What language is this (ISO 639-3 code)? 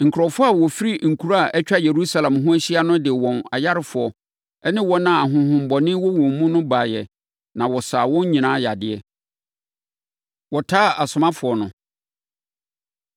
aka